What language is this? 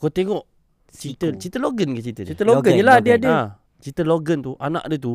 Malay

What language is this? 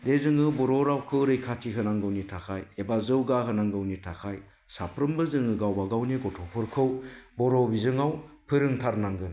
Bodo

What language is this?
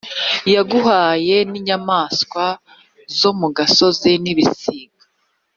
Kinyarwanda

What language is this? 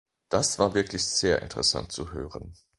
German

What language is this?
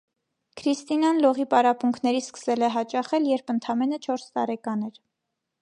Armenian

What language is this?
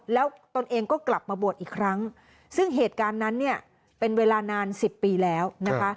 Thai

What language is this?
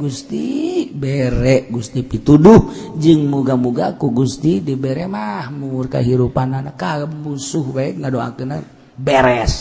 Indonesian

